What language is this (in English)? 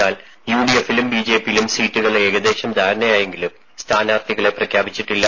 Malayalam